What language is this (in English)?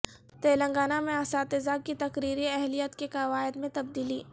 Urdu